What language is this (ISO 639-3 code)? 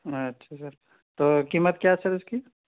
urd